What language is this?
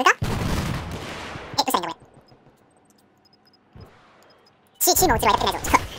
Japanese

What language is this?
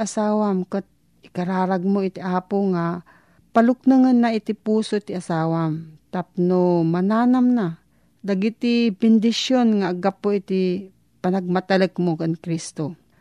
Filipino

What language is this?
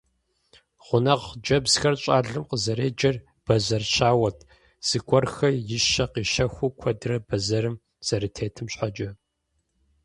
Kabardian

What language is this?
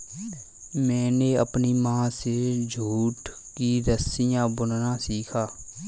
Hindi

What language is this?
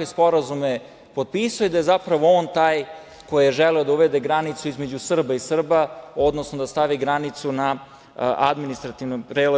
Serbian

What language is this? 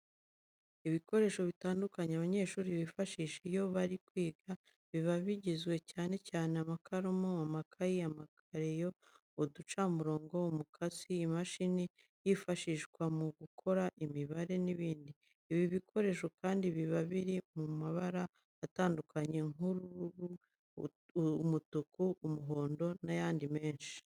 Kinyarwanda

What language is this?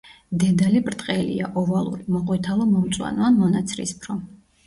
Georgian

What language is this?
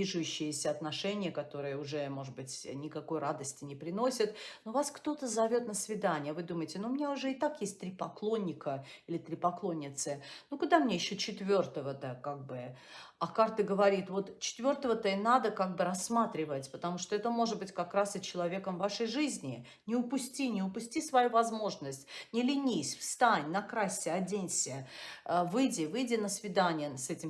Russian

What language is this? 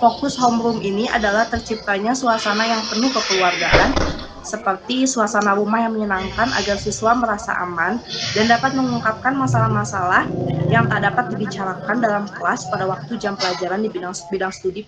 Indonesian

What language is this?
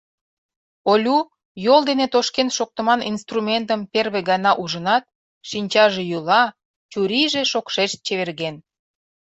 Mari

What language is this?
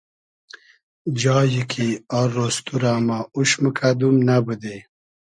Hazaragi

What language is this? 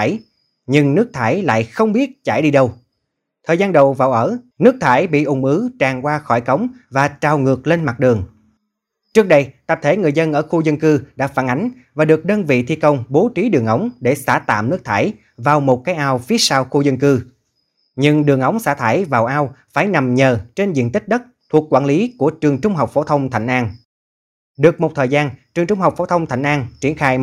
Vietnamese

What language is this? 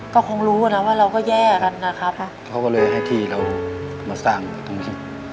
Thai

